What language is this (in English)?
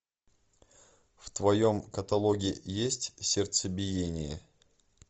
Russian